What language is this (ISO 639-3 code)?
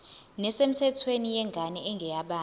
zul